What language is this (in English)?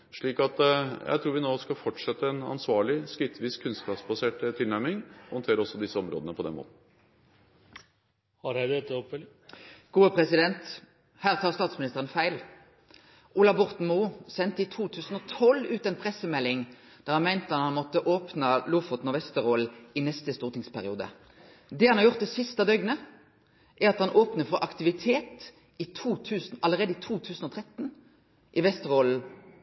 Norwegian